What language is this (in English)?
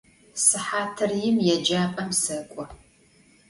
Adyghe